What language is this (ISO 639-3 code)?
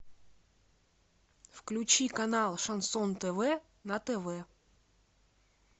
rus